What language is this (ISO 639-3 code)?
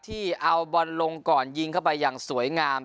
tha